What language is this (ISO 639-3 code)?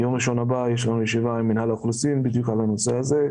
heb